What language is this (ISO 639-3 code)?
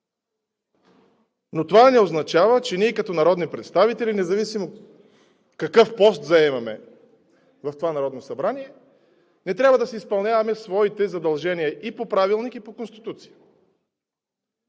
bul